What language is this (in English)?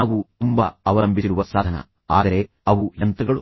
Kannada